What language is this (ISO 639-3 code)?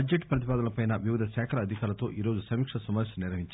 tel